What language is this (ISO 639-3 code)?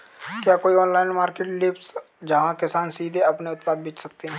hin